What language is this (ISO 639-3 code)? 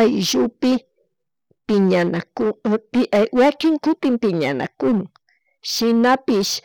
qug